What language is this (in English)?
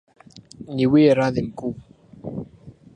Swahili